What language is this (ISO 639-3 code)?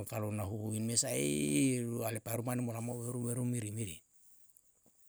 jal